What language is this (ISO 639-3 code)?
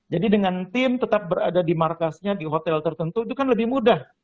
ind